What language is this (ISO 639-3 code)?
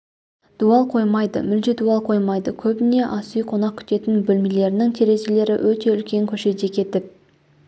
kaz